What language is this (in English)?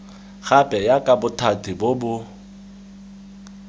Tswana